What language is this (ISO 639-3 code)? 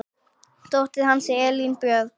isl